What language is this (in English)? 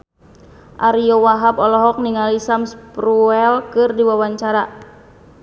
Sundanese